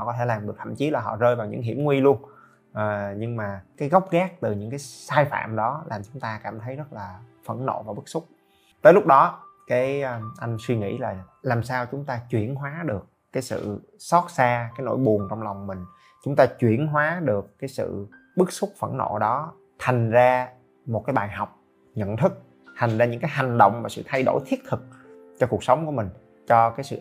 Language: Vietnamese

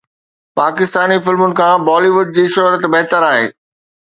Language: Sindhi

